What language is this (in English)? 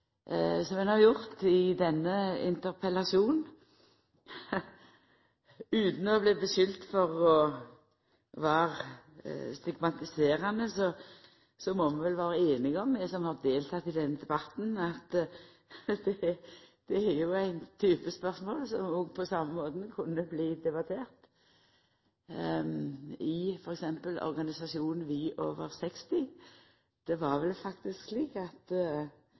Norwegian Nynorsk